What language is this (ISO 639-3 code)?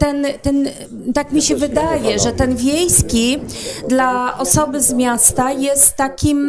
pol